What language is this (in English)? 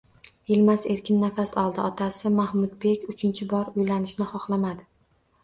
Uzbek